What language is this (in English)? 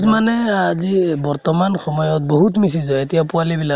Assamese